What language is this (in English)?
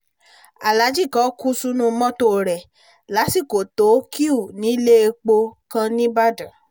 Yoruba